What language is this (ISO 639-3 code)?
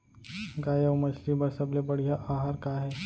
hne